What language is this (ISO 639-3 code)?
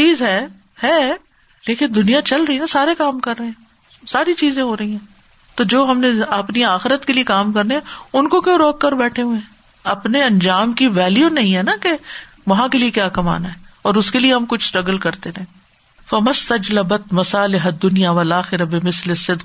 urd